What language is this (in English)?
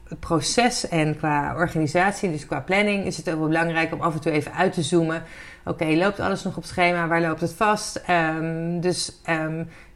Dutch